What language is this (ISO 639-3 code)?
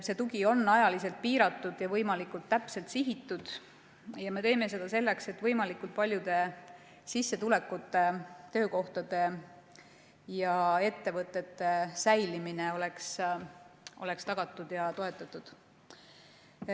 est